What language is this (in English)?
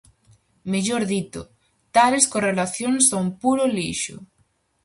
Galician